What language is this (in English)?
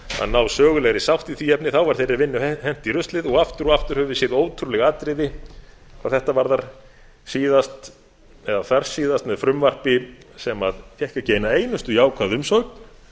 Icelandic